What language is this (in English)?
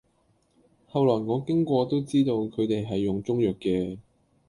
Cantonese